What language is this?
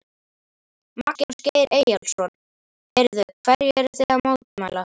Icelandic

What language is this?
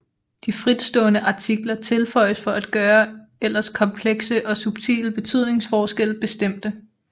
Danish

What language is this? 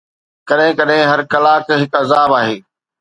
Sindhi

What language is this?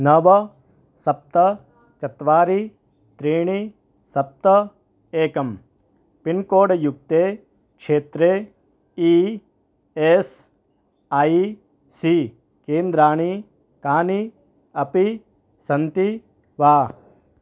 Sanskrit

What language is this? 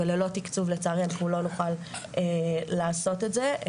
Hebrew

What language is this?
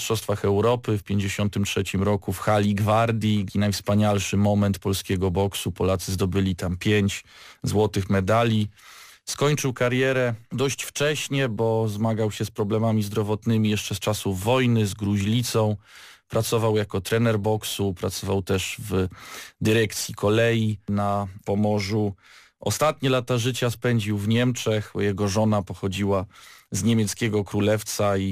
Polish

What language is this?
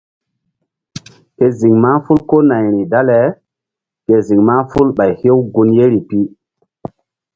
Mbum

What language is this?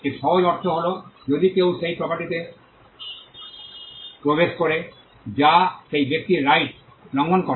Bangla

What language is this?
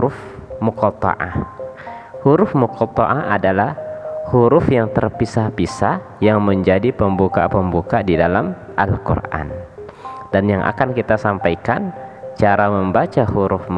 Indonesian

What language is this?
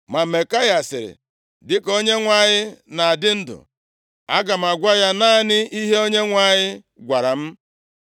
Igbo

